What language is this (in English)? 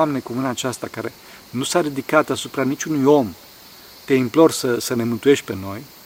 Romanian